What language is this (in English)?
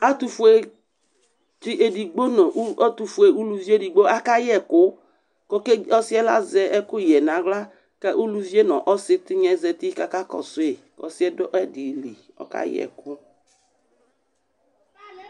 Ikposo